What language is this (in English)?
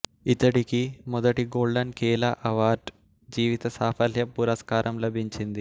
Telugu